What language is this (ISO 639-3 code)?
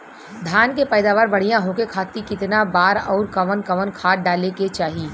bho